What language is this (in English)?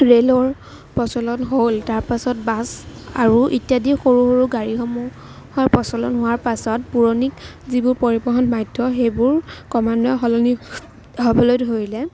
Assamese